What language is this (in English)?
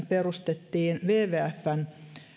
Finnish